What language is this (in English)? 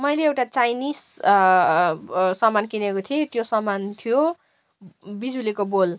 Nepali